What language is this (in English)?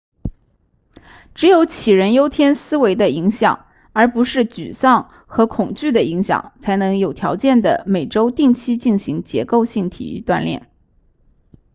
Chinese